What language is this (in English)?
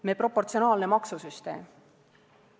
Estonian